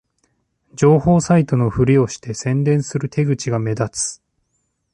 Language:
Japanese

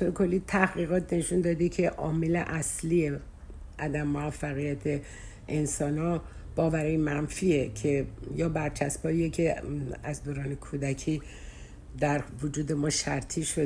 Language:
Persian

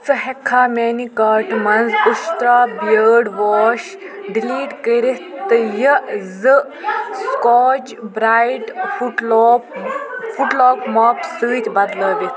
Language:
Kashmiri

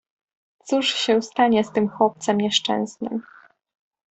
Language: Polish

